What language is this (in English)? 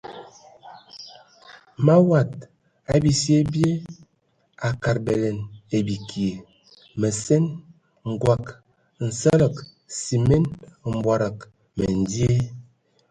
Ewondo